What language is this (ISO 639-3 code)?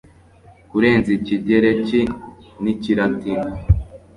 kin